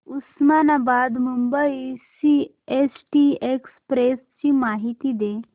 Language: Marathi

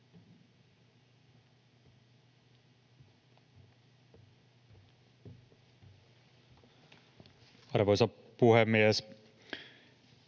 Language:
Finnish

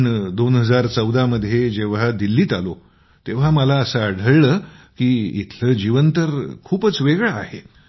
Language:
Marathi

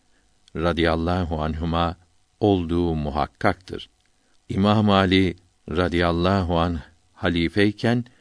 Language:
Turkish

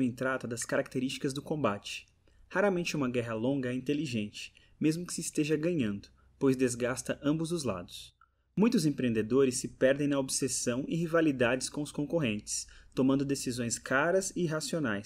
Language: Portuguese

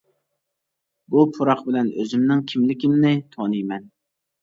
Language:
Uyghur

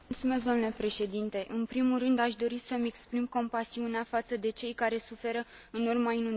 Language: Romanian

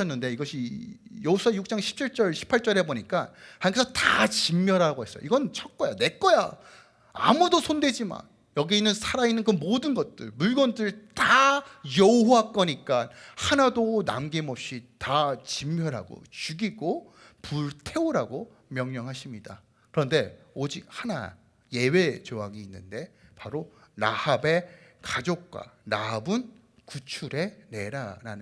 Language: Korean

